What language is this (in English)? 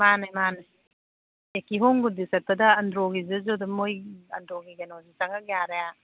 Manipuri